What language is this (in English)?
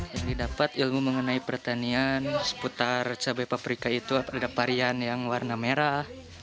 Indonesian